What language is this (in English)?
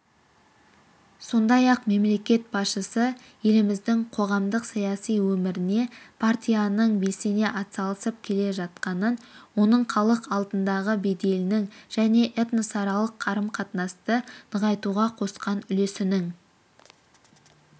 Kazakh